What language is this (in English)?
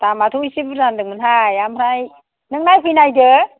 Bodo